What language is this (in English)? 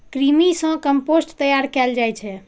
Maithili